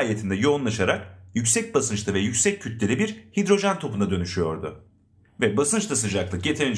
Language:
Turkish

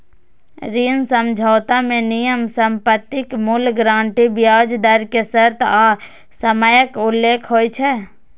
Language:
Maithili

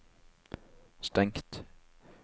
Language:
Norwegian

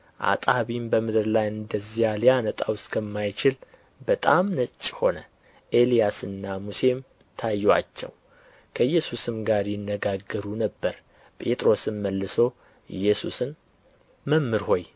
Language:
Amharic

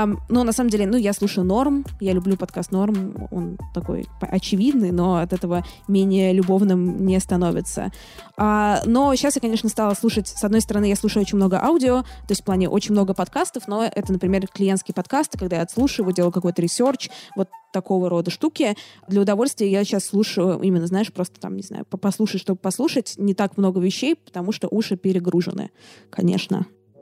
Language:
Russian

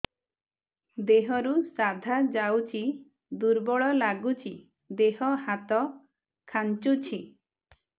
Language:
Odia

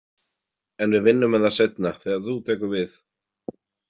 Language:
Icelandic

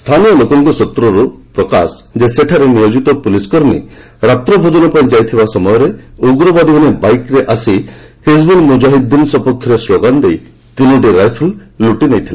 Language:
Odia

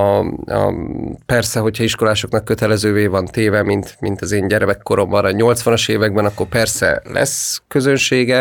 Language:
Hungarian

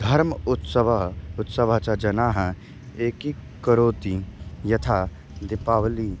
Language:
Sanskrit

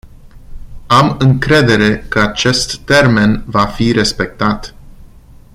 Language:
Romanian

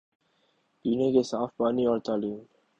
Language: Urdu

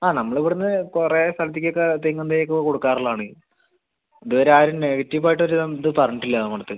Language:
Malayalam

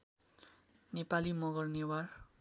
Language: Nepali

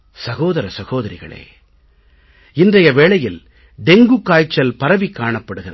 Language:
Tamil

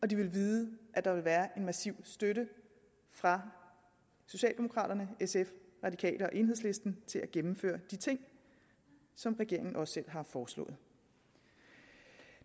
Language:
Danish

